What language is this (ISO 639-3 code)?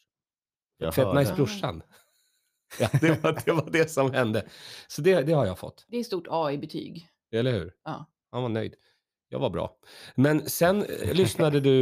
swe